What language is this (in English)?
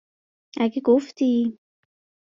Persian